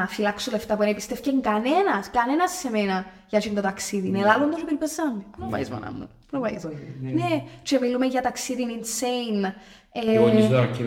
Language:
Greek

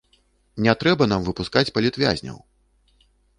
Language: Belarusian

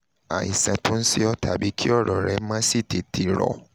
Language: Yoruba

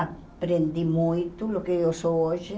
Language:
Portuguese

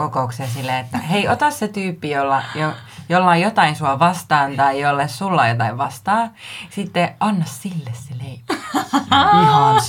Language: Finnish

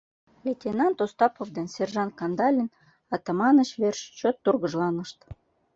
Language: Mari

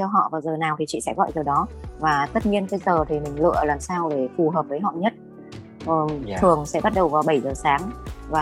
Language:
Vietnamese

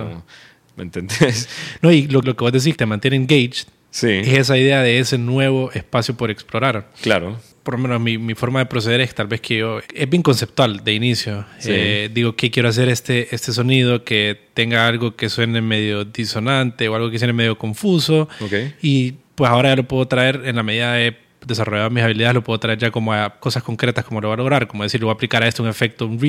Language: Spanish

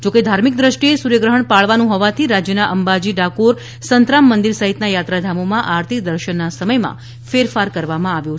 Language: Gujarati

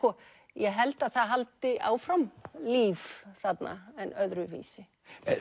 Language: Icelandic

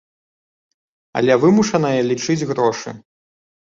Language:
Belarusian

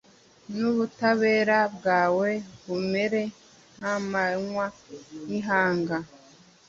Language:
Kinyarwanda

